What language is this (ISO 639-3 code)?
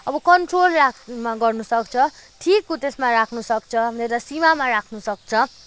nep